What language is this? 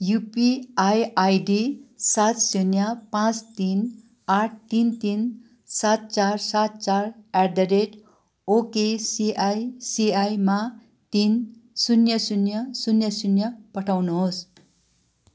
Nepali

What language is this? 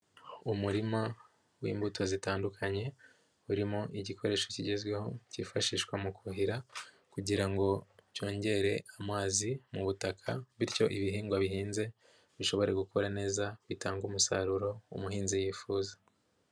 Kinyarwanda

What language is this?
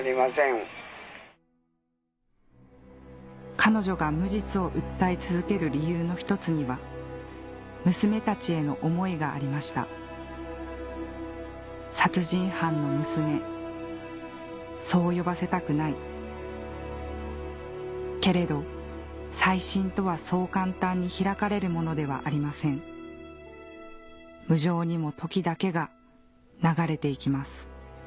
Japanese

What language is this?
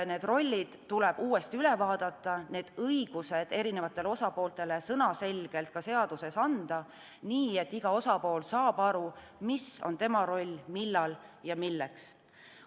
Estonian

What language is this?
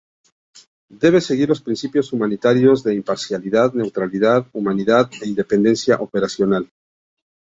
Spanish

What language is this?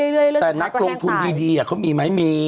Thai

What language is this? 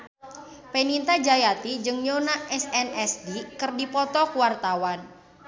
Sundanese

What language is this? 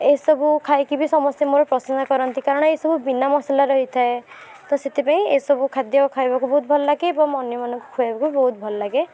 Odia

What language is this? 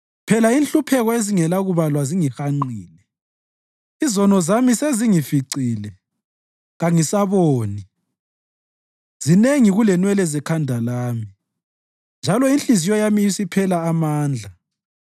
North Ndebele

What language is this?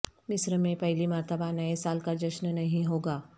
Urdu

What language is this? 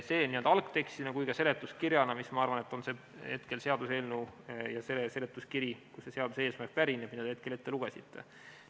Estonian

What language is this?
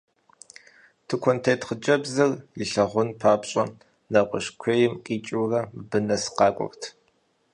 Kabardian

